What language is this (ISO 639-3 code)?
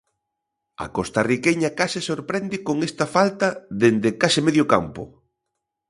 glg